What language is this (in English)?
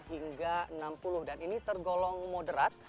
Indonesian